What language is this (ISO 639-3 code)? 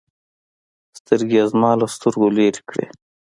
pus